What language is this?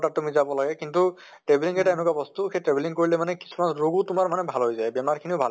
Assamese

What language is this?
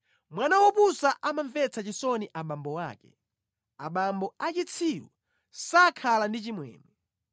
Nyanja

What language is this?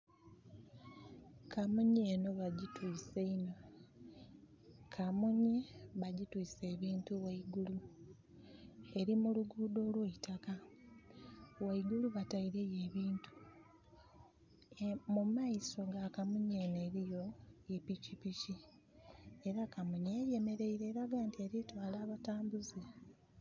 Soga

